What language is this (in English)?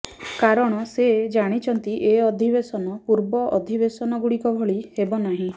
Odia